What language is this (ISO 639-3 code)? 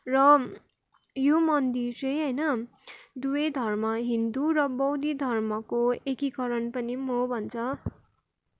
nep